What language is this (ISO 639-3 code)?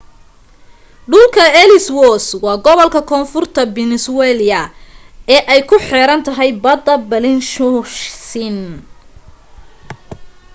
som